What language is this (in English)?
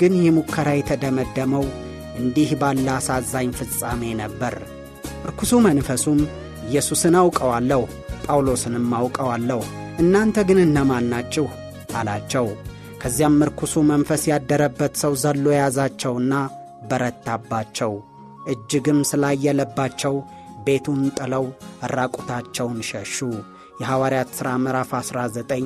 Amharic